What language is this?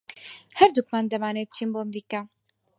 Central Kurdish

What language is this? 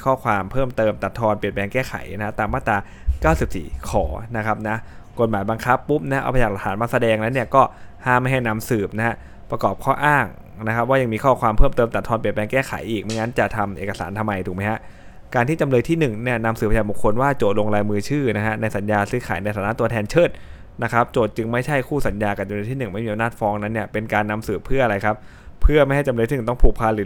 Thai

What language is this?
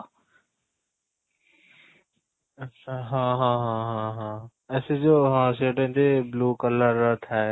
Odia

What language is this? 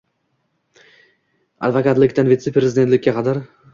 Uzbek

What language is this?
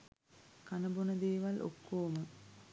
Sinhala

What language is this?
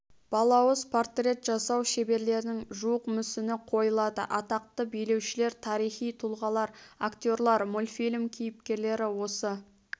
Kazakh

